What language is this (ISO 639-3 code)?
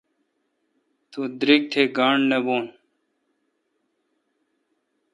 xka